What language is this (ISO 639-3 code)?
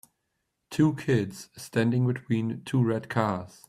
eng